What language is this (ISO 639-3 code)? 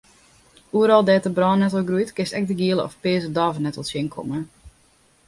fry